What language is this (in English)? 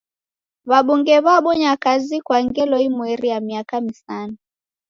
Taita